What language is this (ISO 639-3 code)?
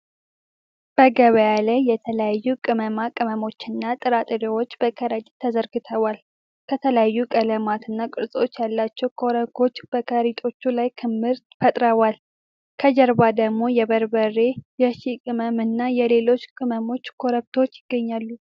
amh